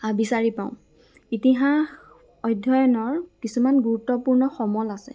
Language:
Assamese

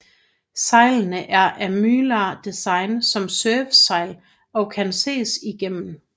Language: Danish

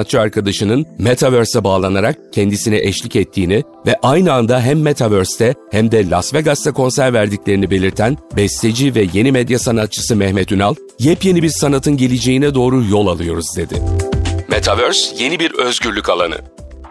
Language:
Turkish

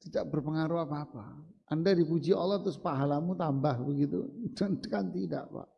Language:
Indonesian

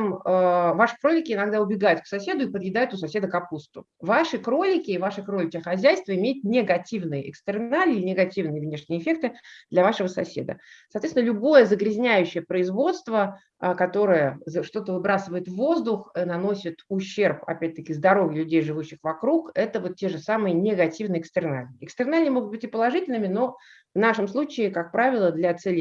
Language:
Russian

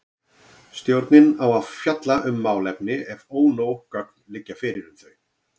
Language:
Icelandic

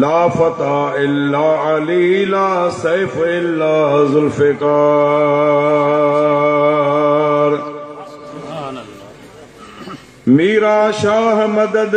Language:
Romanian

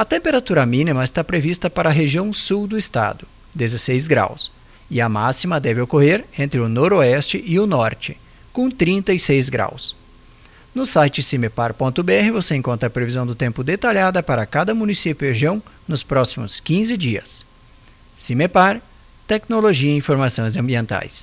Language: Portuguese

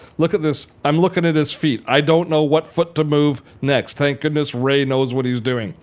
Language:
English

